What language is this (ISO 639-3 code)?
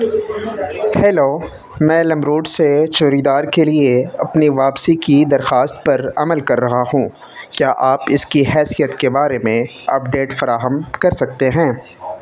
urd